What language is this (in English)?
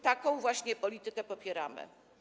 Polish